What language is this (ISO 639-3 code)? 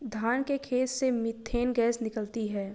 hin